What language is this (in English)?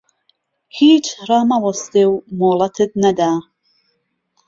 Central Kurdish